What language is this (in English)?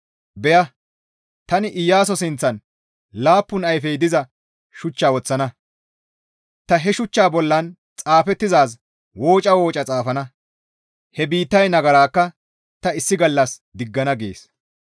Gamo